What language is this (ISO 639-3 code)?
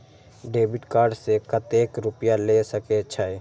mai